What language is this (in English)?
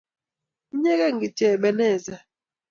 Kalenjin